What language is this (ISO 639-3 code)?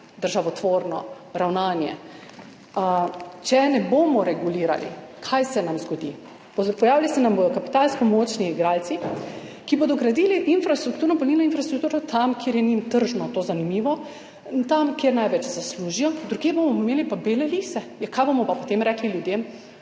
slv